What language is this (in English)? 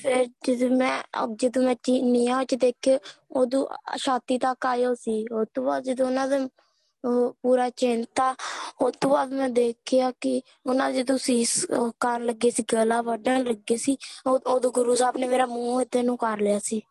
Punjabi